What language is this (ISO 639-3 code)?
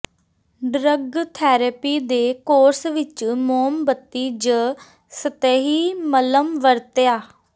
pan